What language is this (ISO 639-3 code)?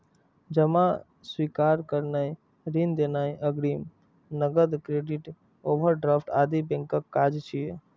mai